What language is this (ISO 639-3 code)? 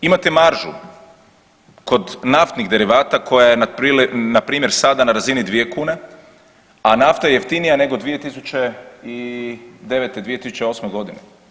hrv